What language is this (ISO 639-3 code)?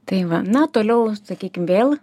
lit